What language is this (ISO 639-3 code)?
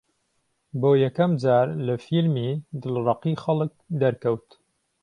ckb